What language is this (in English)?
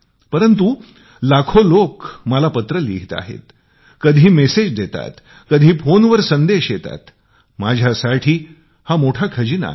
Marathi